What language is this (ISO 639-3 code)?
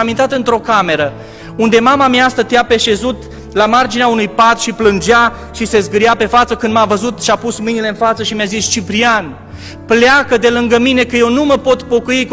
ron